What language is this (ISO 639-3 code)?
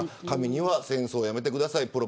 jpn